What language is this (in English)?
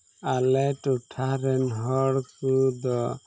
Santali